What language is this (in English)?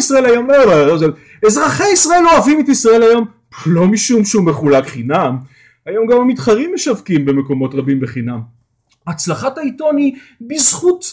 Hebrew